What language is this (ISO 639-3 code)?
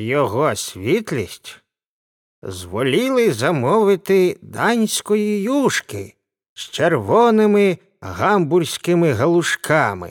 ukr